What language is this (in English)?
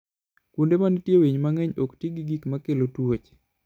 Luo (Kenya and Tanzania)